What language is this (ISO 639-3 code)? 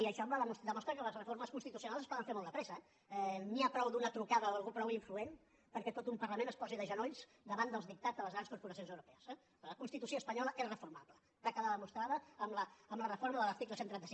cat